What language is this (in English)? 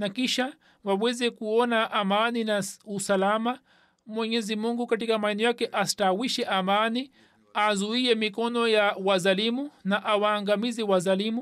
Swahili